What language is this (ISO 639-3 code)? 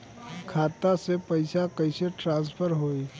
bho